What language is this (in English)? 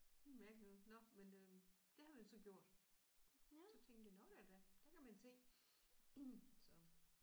Danish